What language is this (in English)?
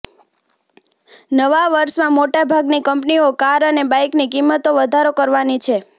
Gujarati